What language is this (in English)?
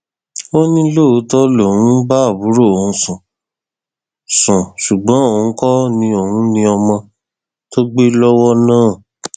Yoruba